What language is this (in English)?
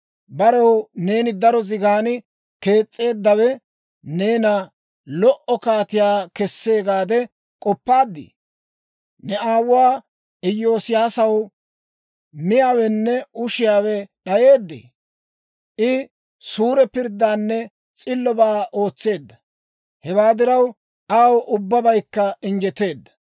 Dawro